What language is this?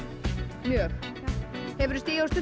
Icelandic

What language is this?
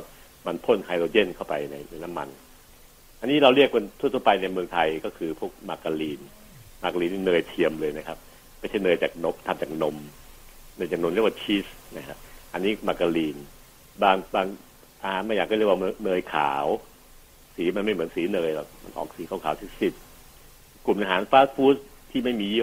Thai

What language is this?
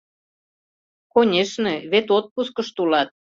Mari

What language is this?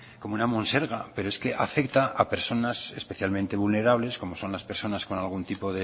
Spanish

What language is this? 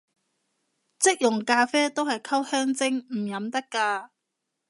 Cantonese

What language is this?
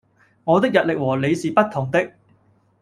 Cantonese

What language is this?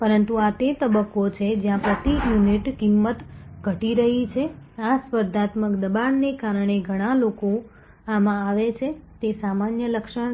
Gujarati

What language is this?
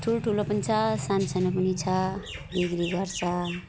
Nepali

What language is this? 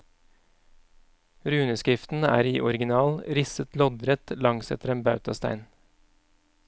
Norwegian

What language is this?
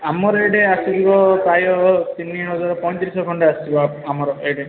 Odia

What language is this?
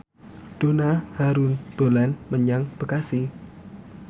Javanese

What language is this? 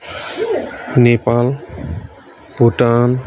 Nepali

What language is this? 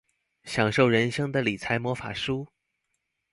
Chinese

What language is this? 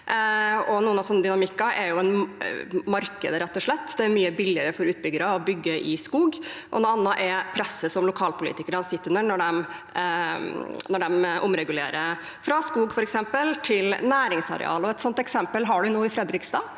Norwegian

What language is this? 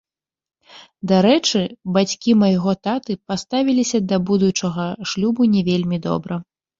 Belarusian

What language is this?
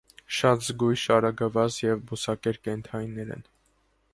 Armenian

